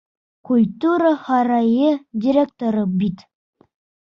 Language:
Bashkir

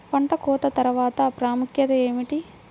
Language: Telugu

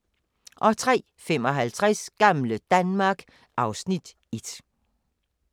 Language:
Danish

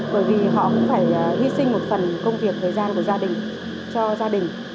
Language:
Vietnamese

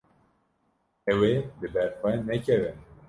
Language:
Kurdish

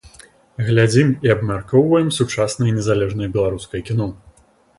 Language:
Belarusian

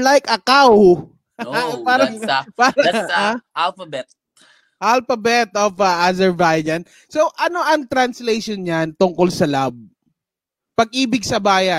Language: Filipino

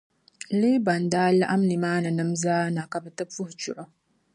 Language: Dagbani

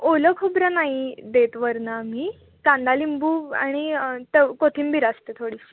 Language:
Marathi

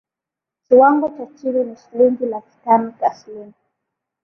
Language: Swahili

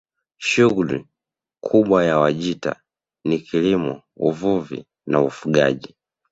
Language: Swahili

